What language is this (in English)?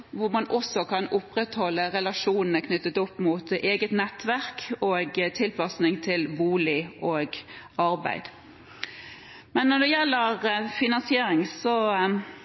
Norwegian Bokmål